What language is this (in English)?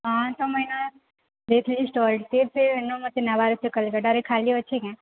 Odia